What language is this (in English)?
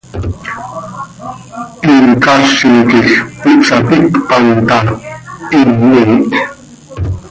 Seri